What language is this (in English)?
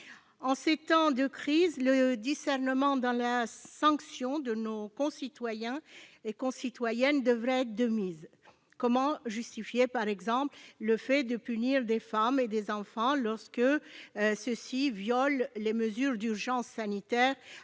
French